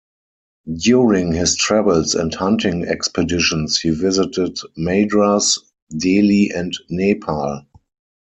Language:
English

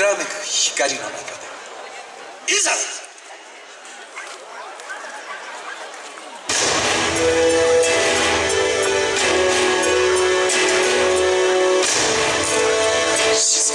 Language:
Japanese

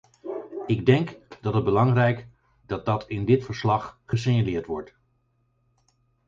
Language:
Dutch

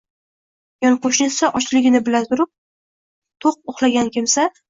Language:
Uzbek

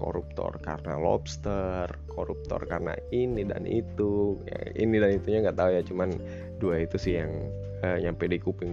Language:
Indonesian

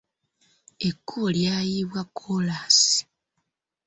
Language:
Ganda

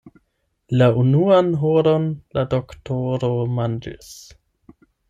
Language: Esperanto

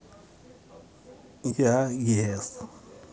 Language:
Russian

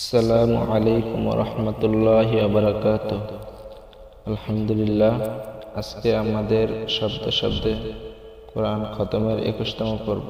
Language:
Arabic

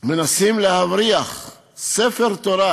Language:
Hebrew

